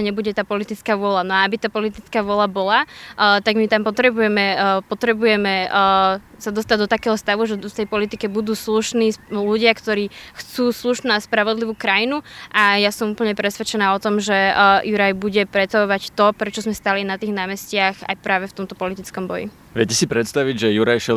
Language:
Slovak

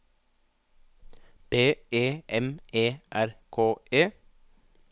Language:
Norwegian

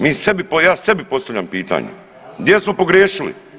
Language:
Croatian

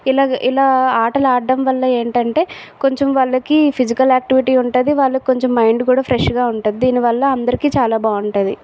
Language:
Telugu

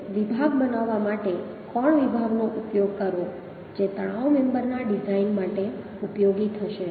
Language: Gujarati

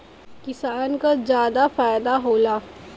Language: Bhojpuri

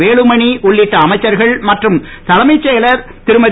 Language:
Tamil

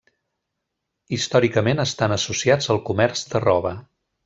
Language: Catalan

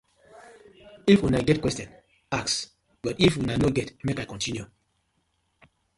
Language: Nigerian Pidgin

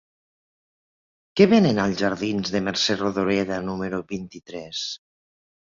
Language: Catalan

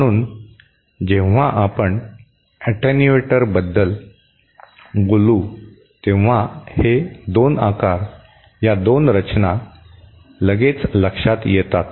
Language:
Marathi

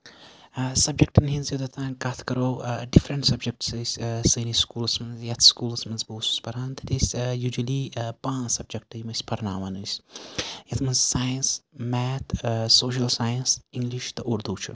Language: Kashmiri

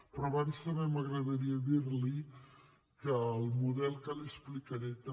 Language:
Catalan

